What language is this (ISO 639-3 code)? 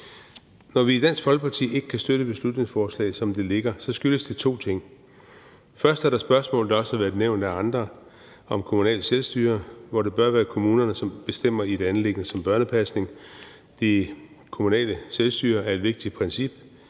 dan